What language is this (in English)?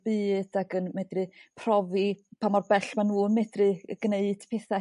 Welsh